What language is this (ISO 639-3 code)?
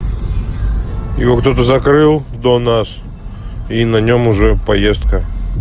rus